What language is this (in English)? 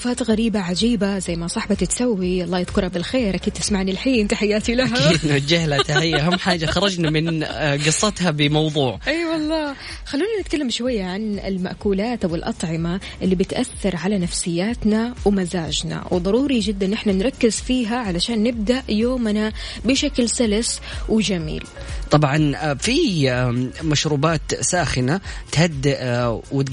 Arabic